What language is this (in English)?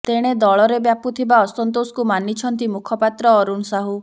Odia